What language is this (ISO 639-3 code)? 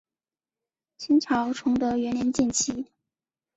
zho